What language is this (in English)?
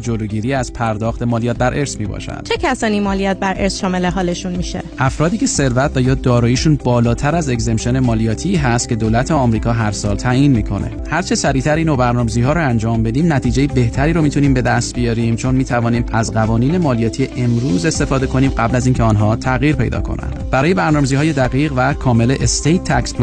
Persian